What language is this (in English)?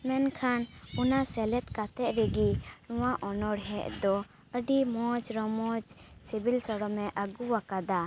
Santali